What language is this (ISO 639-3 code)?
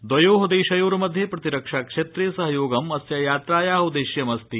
san